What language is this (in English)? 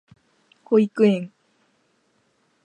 Japanese